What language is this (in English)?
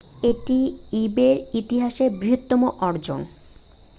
Bangla